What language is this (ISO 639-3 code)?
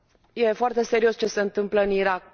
ron